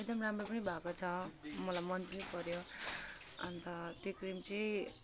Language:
Nepali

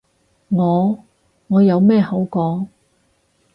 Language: Cantonese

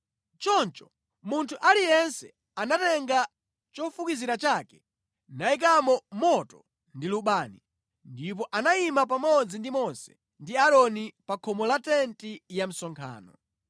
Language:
Nyanja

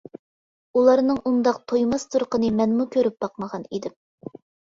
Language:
Uyghur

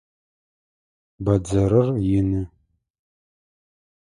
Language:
Adyghe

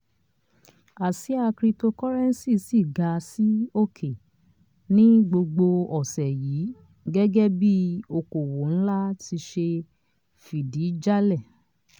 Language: Yoruba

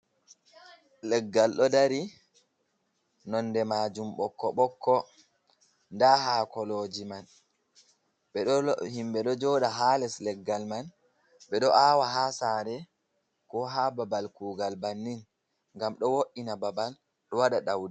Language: Fula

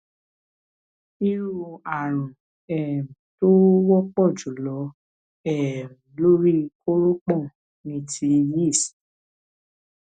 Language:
Yoruba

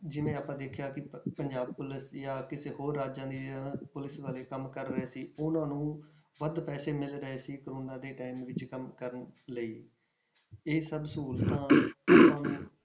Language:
Punjabi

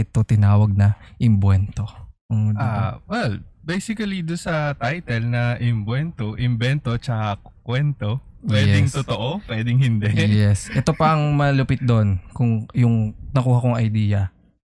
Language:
Filipino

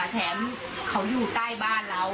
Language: Thai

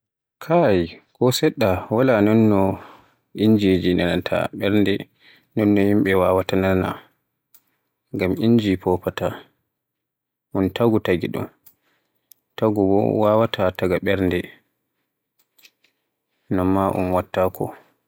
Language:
Borgu Fulfulde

